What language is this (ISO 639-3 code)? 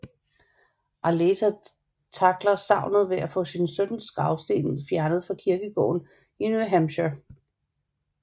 dan